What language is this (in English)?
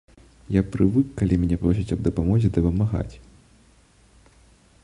Belarusian